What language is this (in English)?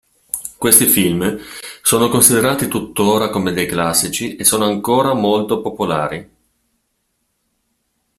Italian